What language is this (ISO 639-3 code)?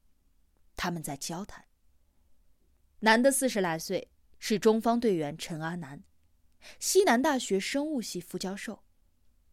zho